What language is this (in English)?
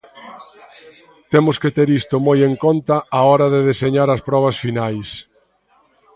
Galician